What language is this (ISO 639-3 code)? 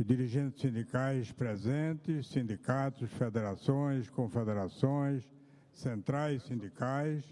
por